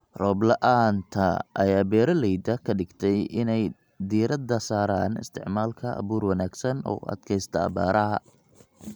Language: Somali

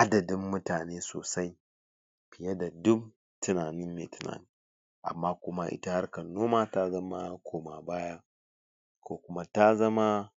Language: Hausa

